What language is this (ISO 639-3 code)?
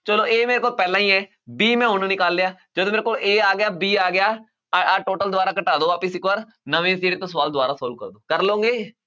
pan